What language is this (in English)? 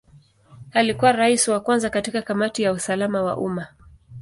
Swahili